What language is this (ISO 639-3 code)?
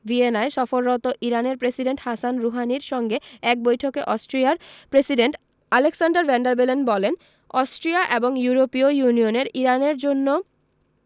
ben